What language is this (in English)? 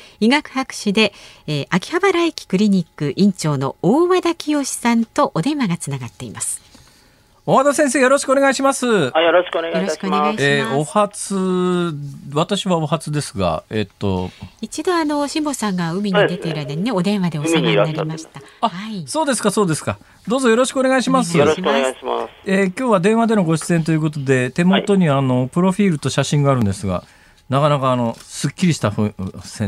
Japanese